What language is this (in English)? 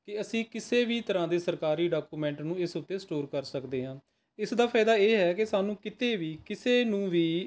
Punjabi